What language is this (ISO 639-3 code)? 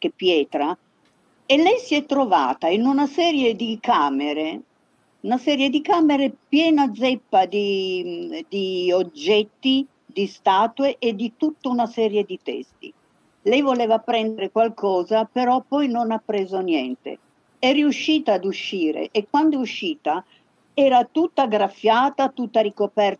ita